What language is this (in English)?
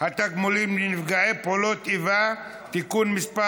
Hebrew